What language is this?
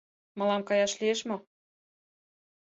Mari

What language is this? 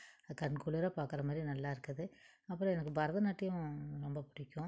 Tamil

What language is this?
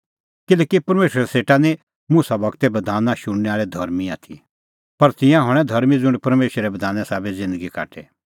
Kullu Pahari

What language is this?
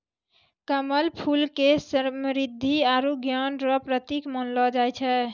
Maithili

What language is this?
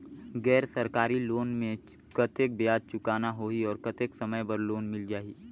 Chhattisgarhi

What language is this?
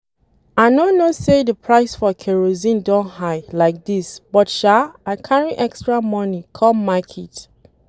Nigerian Pidgin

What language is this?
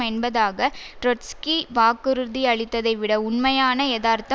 Tamil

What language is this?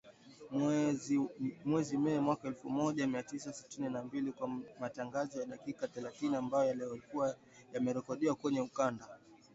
Swahili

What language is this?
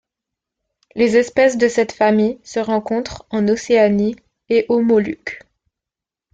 French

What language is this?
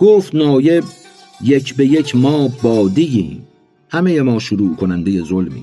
Persian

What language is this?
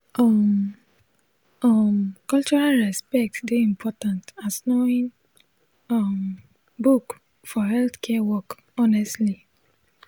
Nigerian Pidgin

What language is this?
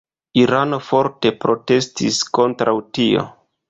Esperanto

